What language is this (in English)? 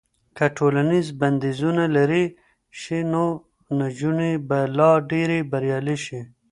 Pashto